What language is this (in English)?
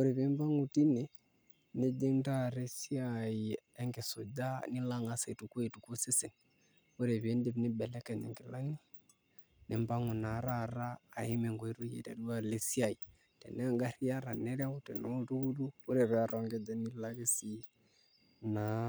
Masai